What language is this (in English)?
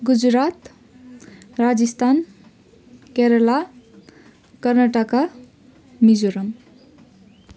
Nepali